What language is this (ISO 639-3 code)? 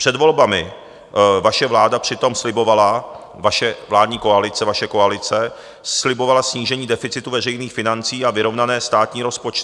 ces